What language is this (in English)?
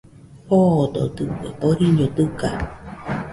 Nüpode Huitoto